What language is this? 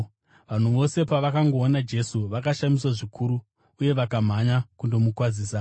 Shona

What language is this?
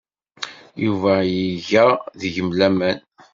Kabyle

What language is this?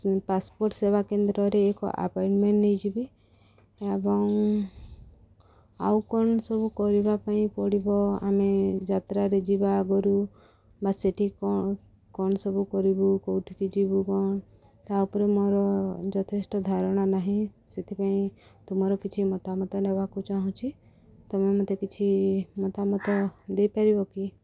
Odia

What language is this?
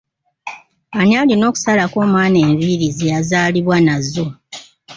Ganda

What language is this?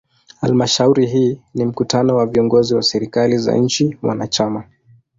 Swahili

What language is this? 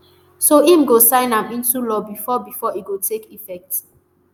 Nigerian Pidgin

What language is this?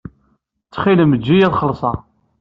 Kabyle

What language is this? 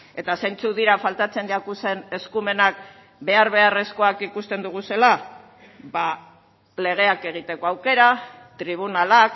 Basque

